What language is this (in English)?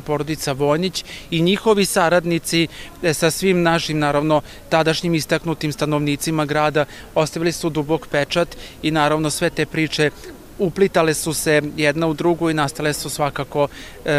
Croatian